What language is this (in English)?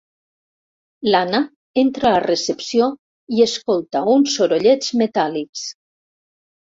Catalan